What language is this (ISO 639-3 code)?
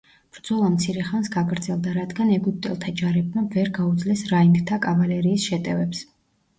kat